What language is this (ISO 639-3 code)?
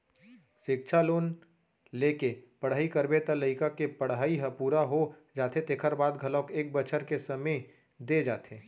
hne